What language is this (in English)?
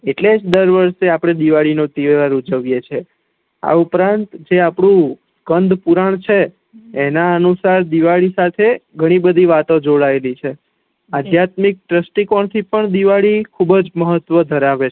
Gujarati